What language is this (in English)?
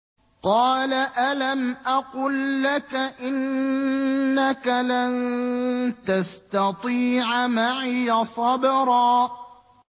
Arabic